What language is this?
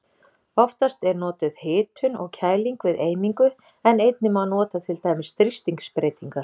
Icelandic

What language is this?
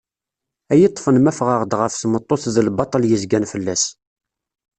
Kabyle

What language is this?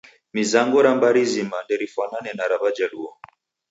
Taita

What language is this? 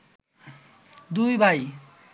Bangla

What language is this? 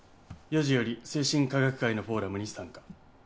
Japanese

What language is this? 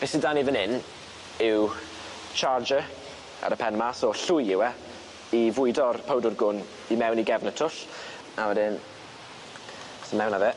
Welsh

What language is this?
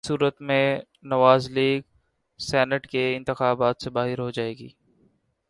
Urdu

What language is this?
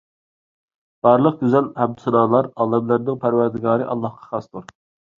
Uyghur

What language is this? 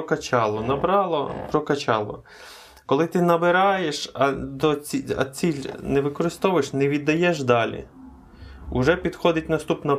Ukrainian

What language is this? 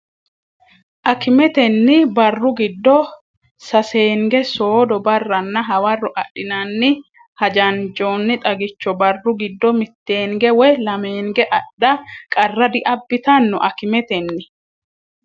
Sidamo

